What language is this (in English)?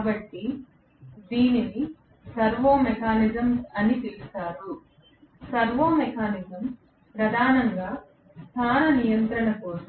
Telugu